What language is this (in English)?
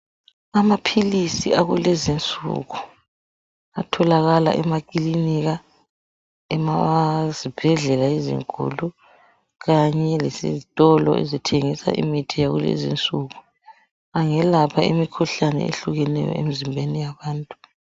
North Ndebele